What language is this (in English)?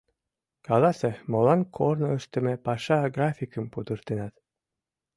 Mari